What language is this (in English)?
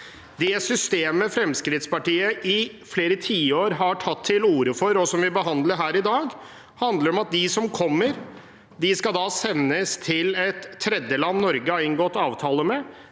Norwegian